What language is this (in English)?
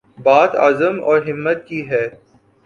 Urdu